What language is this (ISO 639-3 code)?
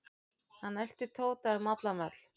isl